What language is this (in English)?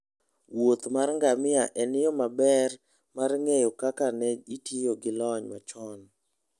Luo (Kenya and Tanzania)